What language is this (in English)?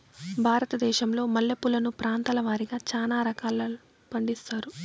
Telugu